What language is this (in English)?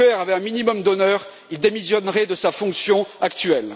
French